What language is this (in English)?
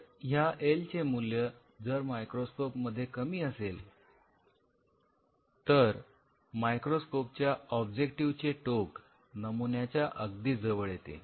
Marathi